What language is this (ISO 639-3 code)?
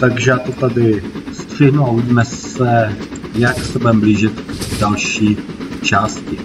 ces